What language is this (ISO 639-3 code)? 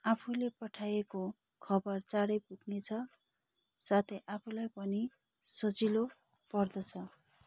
nep